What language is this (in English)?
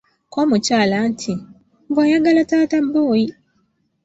Ganda